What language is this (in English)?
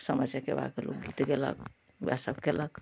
Maithili